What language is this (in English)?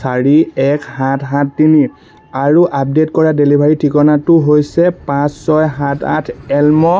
Assamese